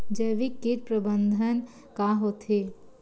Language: Chhattisgarhi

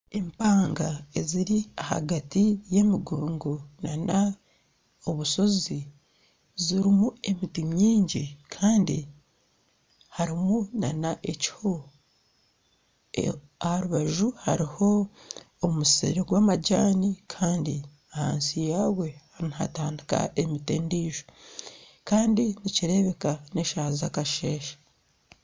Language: Nyankole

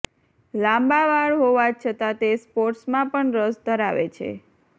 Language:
Gujarati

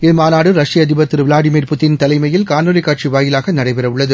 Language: Tamil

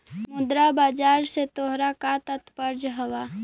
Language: Magahi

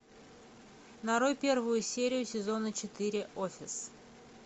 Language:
Russian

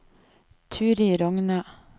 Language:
Norwegian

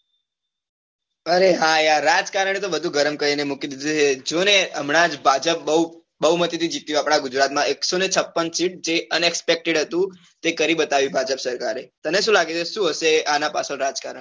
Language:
Gujarati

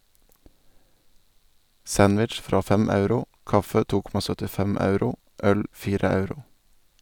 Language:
Norwegian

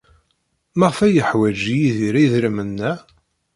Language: Kabyle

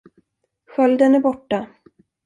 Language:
Swedish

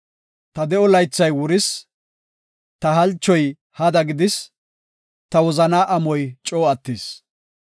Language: Gofa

